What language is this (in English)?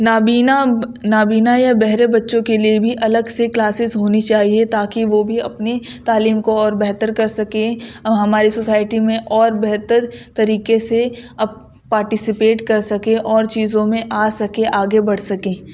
Urdu